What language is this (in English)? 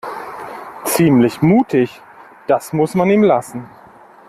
German